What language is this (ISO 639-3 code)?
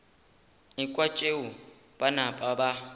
nso